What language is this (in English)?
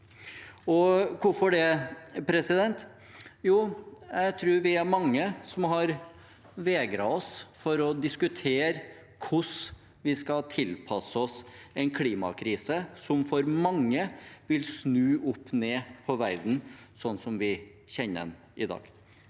Norwegian